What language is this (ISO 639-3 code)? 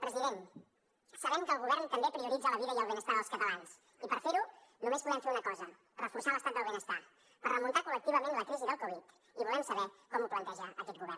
cat